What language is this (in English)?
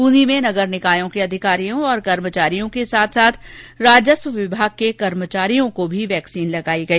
Hindi